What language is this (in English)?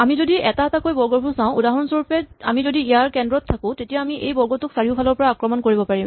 Assamese